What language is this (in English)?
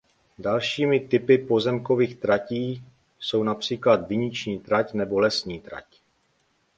Czech